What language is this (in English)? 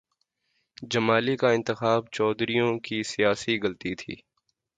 Urdu